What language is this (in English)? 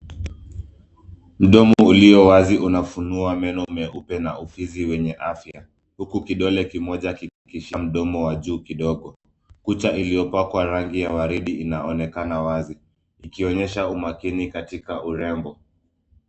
Swahili